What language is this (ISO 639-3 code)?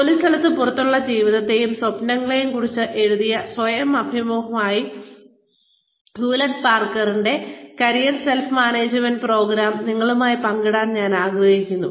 mal